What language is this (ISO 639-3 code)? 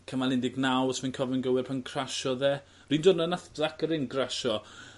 cym